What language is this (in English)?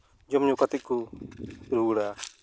Santali